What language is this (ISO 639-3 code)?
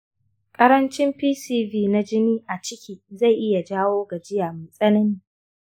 hau